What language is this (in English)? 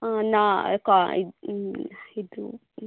Kannada